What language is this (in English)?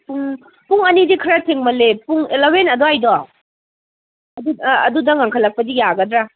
Manipuri